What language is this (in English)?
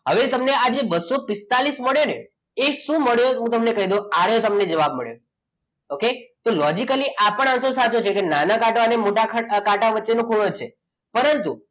Gujarati